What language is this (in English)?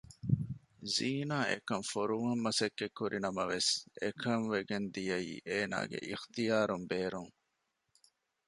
Divehi